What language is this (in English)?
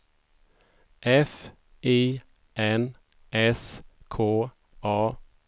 Swedish